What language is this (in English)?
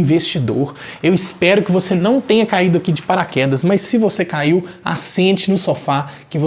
Portuguese